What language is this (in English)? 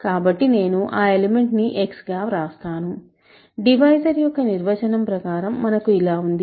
Telugu